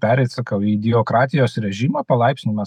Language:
Lithuanian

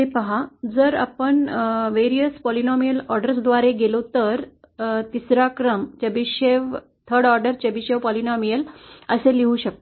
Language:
Marathi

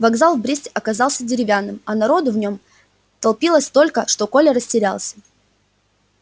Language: Russian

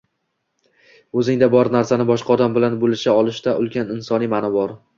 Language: Uzbek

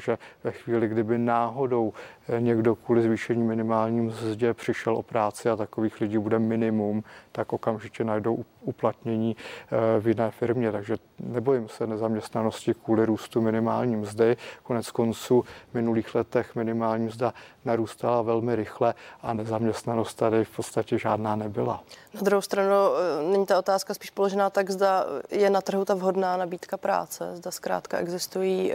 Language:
Czech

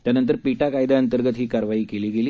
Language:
Marathi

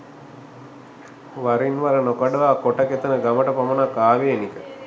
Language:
Sinhala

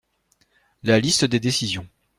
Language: French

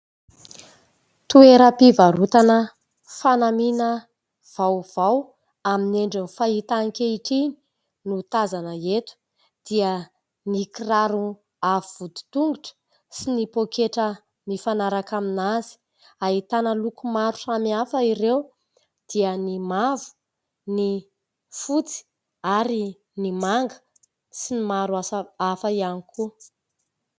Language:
Malagasy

